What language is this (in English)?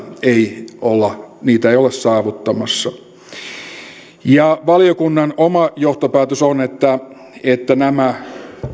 Finnish